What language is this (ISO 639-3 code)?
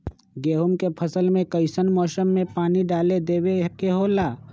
mag